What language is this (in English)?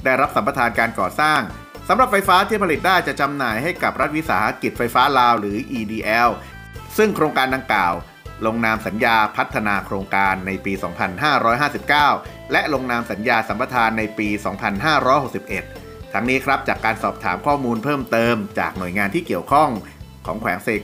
Thai